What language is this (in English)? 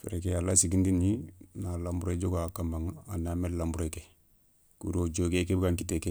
Soninke